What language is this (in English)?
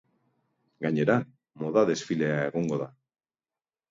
Basque